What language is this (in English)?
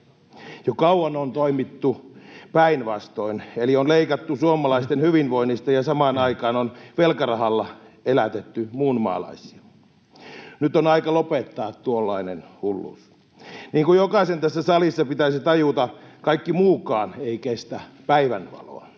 Finnish